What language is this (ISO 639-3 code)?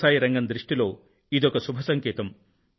tel